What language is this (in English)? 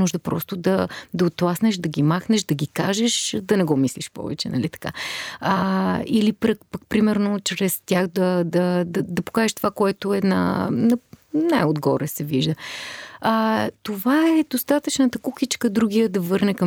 Bulgarian